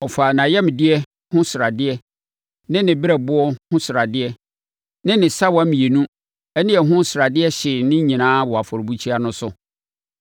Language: Akan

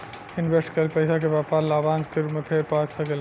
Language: Bhojpuri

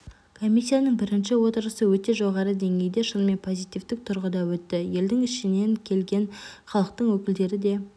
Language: Kazakh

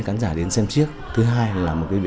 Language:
Vietnamese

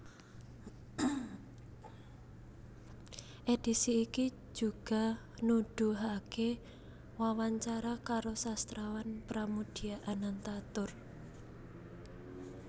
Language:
Javanese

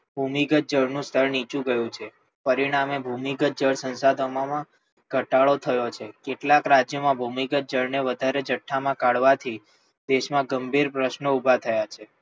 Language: Gujarati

